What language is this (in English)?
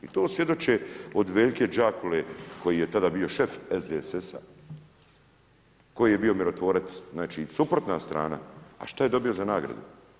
Croatian